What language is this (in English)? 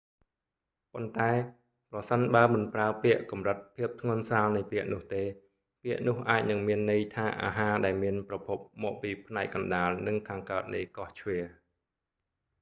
Khmer